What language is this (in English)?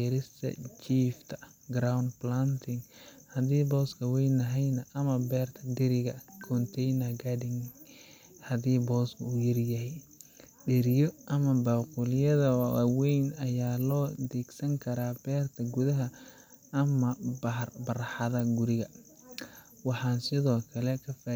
Somali